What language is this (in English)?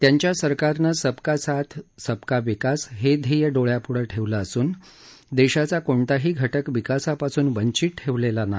Marathi